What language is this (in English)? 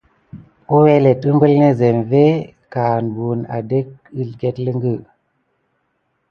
Gidar